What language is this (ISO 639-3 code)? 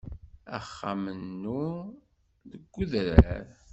kab